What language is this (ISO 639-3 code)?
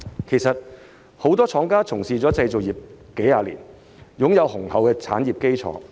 yue